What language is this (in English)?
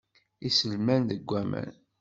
Kabyle